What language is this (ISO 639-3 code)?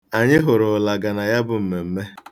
ibo